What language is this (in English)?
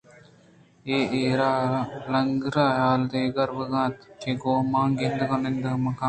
Eastern Balochi